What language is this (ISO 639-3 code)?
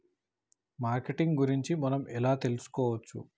tel